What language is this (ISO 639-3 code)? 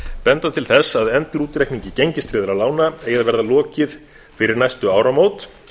isl